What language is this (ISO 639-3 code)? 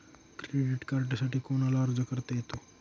mar